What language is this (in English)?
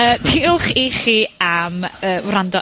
Welsh